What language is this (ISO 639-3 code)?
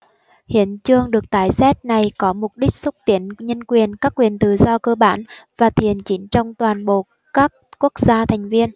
vie